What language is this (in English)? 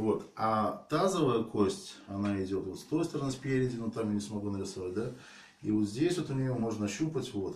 Russian